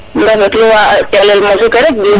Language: Serer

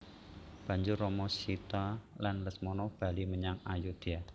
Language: Javanese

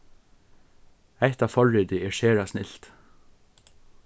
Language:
Faroese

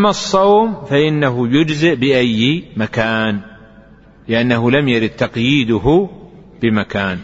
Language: Arabic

